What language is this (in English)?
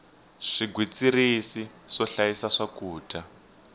Tsonga